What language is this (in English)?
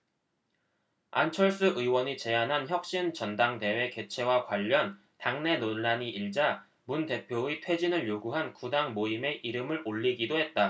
Korean